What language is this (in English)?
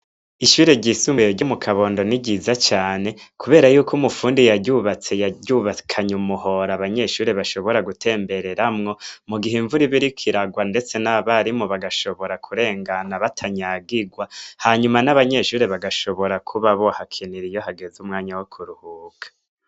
Rundi